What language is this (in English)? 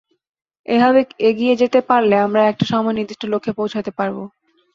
Bangla